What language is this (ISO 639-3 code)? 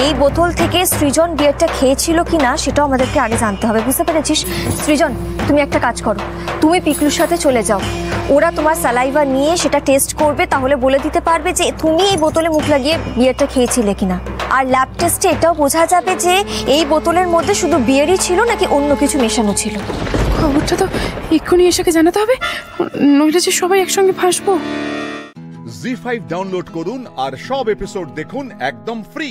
ben